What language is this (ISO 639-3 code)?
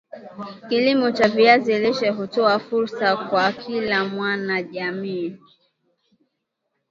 swa